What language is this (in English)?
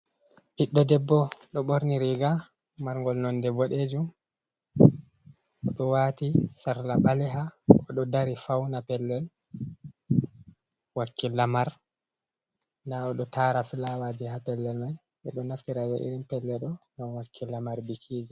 Fula